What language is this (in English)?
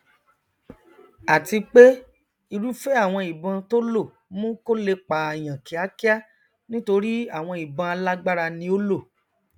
Yoruba